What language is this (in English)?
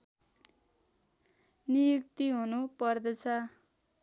Nepali